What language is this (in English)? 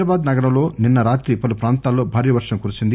Telugu